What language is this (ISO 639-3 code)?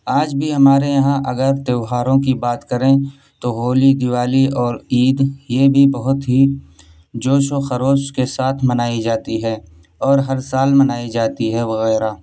urd